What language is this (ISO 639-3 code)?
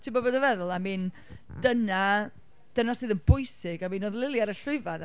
cym